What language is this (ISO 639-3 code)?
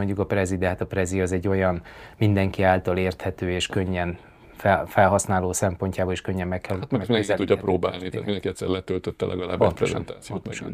hun